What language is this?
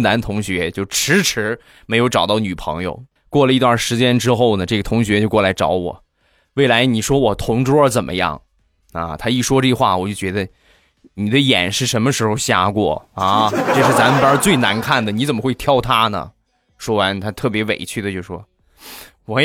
Chinese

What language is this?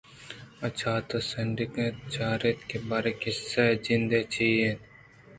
Eastern Balochi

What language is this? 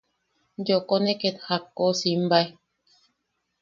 Yaqui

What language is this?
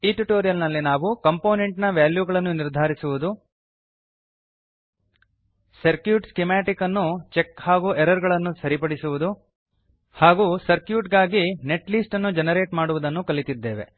Kannada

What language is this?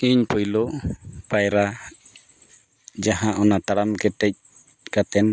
Santali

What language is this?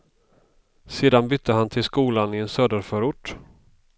Swedish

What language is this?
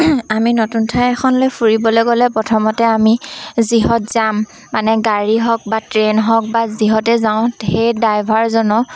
Assamese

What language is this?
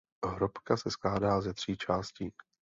Czech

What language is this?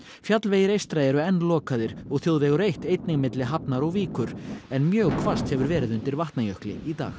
Icelandic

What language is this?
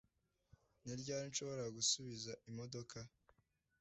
Kinyarwanda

